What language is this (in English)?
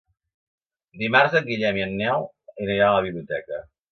Catalan